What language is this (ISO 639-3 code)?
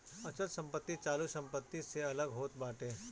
bho